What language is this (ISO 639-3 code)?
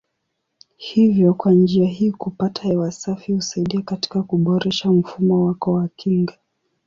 swa